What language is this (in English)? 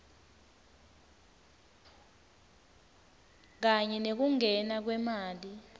Swati